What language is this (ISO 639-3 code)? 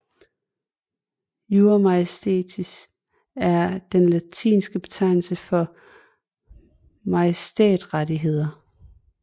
dan